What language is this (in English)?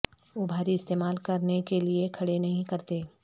Urdu